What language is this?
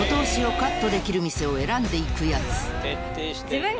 Japanese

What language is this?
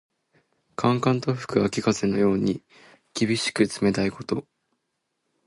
Japanese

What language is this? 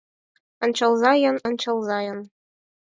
Mari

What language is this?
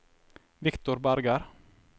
Norwegian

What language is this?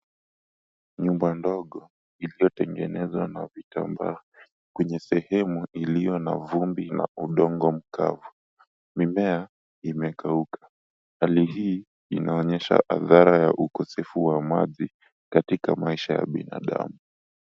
Swahili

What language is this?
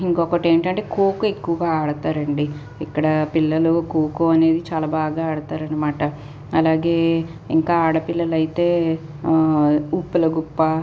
Telugu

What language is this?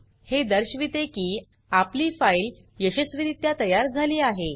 Marathi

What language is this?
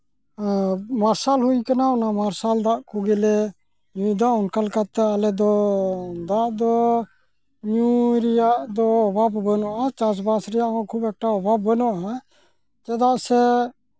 Santali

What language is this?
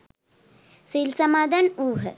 Sinhala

